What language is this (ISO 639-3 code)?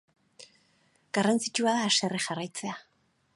eus